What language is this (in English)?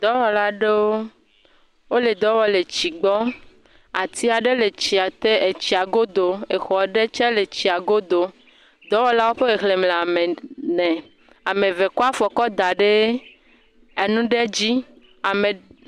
Ewe